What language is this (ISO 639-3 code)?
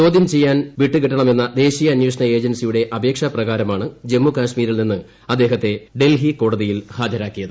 mal